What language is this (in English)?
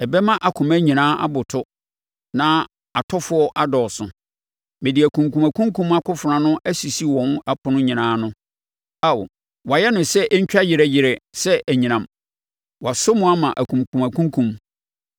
Akan